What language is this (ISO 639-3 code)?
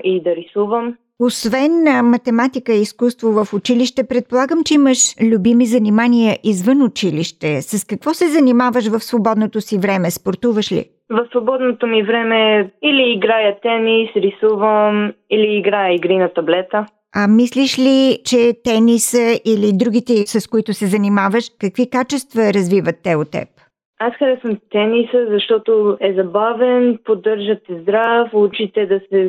bul